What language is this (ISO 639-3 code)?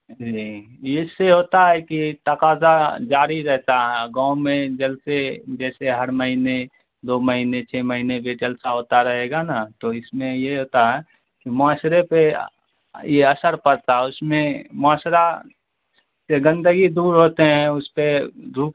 urd